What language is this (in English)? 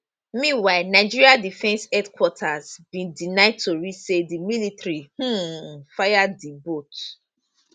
Nigerian Pidgin